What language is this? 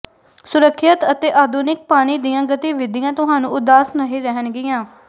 Punjabi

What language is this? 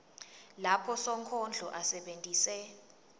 Swati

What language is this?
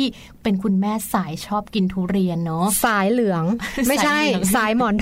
Thai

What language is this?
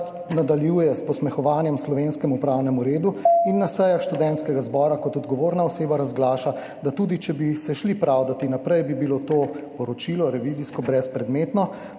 Slovenian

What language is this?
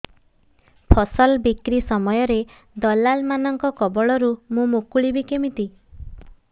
Odia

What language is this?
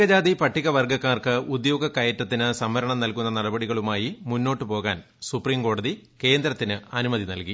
Malayalam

